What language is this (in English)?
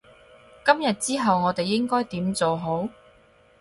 Cantonese